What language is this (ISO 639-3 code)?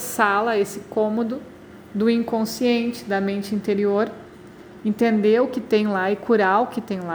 por